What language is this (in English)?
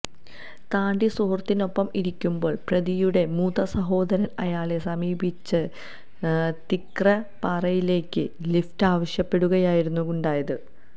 Malayalam